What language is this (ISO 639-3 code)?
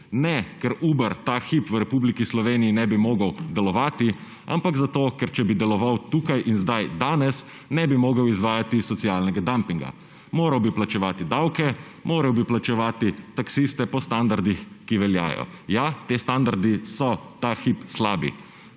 slv